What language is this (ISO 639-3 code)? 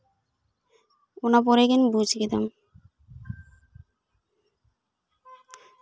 sat